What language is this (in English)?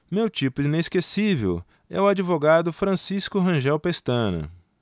Portuguese